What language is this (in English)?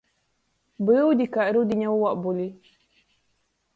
Latgalian